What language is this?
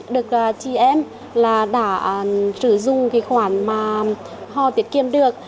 Vietnamese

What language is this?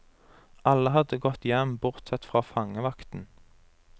Norwegian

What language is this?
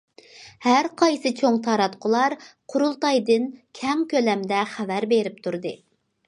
Uyghur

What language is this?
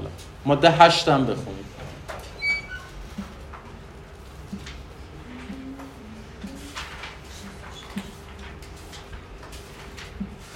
Persian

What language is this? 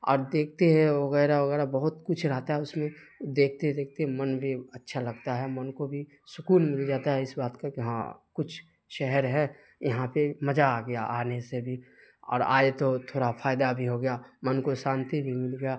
Urdu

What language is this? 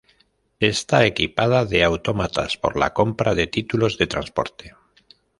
Spanish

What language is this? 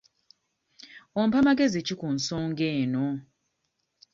Ganda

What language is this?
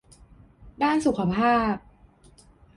Thai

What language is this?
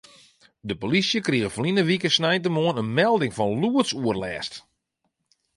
Western Frisian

